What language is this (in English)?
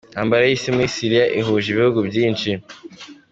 Kinyarwanda